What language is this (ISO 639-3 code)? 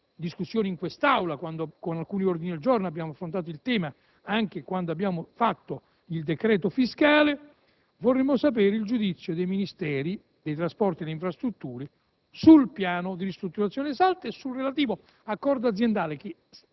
ita